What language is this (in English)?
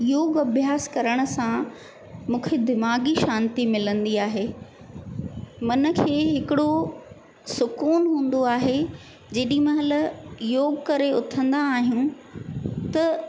Sindhi